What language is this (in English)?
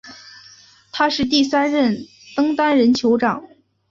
Chinese